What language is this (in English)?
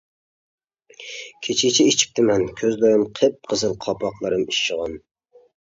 Uyghur